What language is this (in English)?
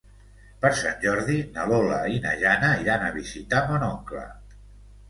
Catalan